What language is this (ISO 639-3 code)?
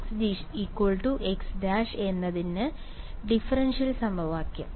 mal